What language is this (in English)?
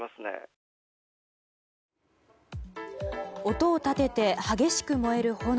Japanese